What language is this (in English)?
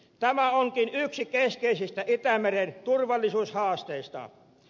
Finnish